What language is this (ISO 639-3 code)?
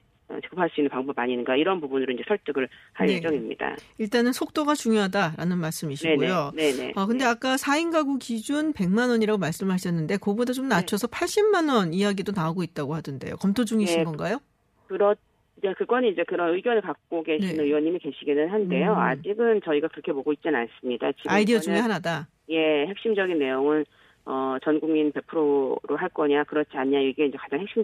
kor